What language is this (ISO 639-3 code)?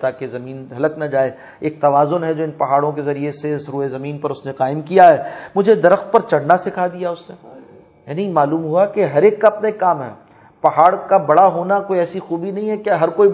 urd